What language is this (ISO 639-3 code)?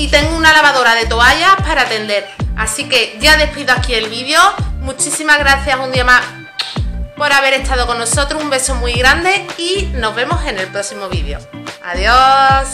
spa